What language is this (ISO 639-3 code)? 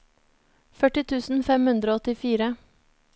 nor